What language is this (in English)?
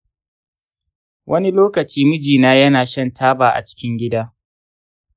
Hausa